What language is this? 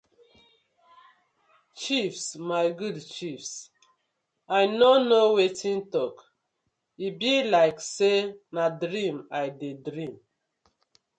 Nigerian Pidgin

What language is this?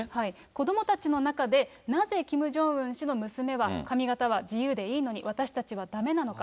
Japanese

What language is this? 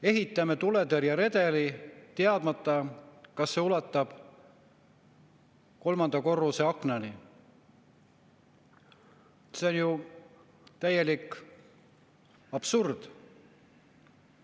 Estonian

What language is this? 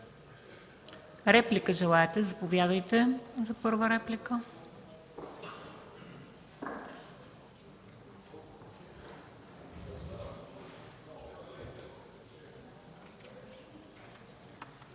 Bulgarian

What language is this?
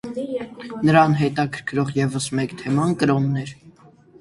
Armenian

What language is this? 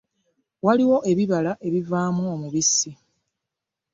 Ganda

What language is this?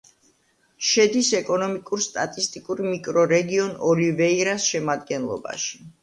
Georgian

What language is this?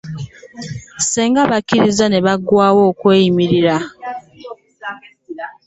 Ganda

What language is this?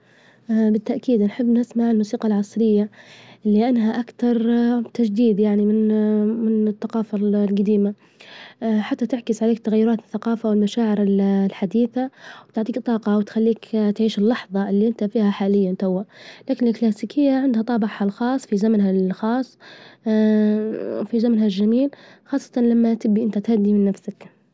Libyan Arabic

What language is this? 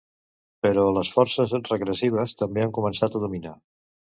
Catalan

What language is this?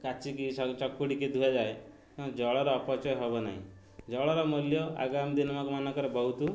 Odia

